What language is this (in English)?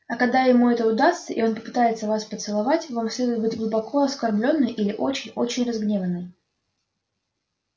Russian